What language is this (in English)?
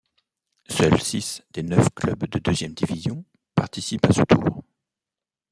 French